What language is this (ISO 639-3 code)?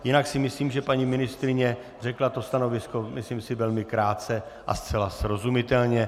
ces